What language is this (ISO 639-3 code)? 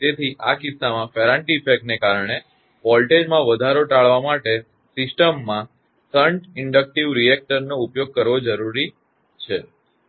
guj